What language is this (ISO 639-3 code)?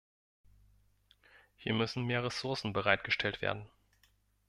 deu